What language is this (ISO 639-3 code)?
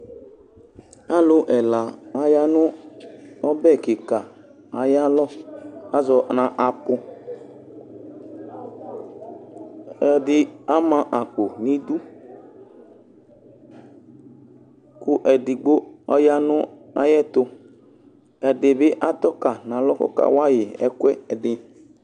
kpo